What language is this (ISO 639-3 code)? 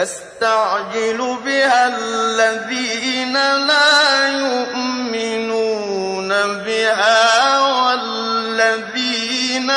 ara